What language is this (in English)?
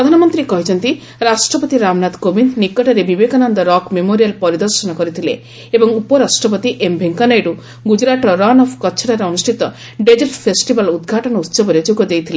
Odia